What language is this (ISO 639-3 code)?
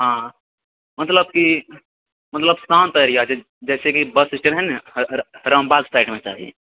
mai